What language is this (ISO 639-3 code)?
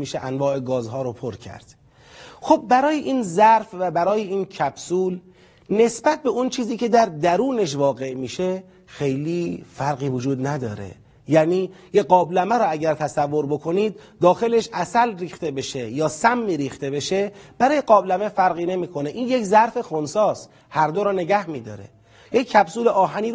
fas